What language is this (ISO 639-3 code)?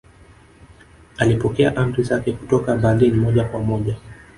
swa